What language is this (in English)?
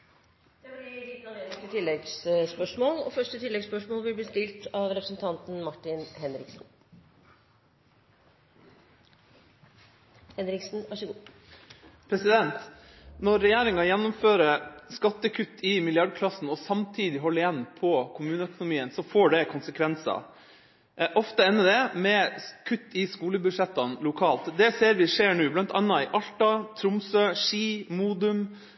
Norwegian Bokmål